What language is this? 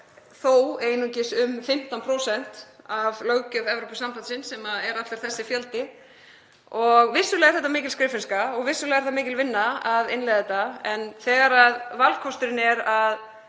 Icelandic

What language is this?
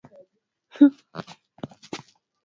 Swahili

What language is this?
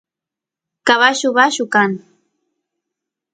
Santiago del Estero Quichua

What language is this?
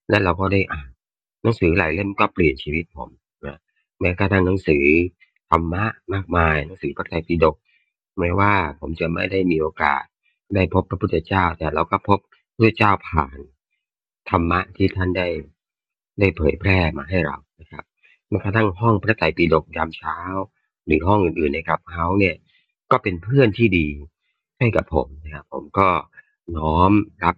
Thai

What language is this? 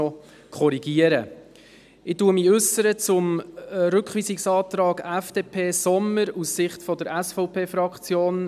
Swiss German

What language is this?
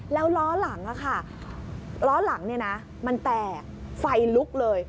Thai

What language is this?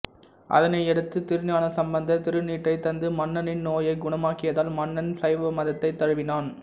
Tamil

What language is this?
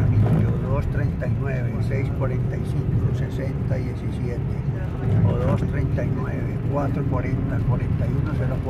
Spanish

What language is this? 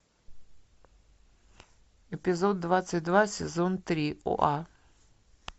Russian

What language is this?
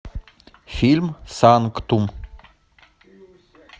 Russian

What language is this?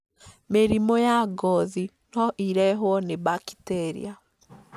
Kikuyu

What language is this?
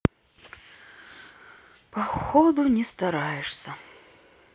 Russian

